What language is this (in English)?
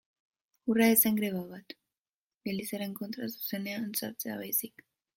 Basque